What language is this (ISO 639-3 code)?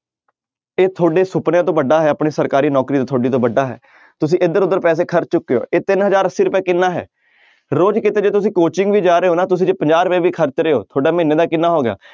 pan